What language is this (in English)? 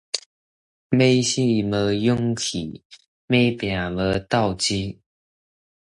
Min Nan Chinese